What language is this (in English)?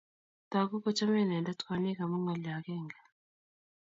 Kalenjin